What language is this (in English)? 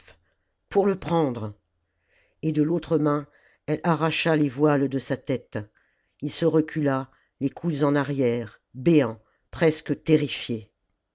French